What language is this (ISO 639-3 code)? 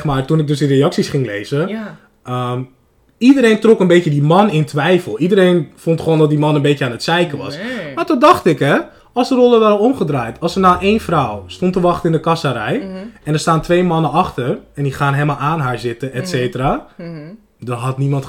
nld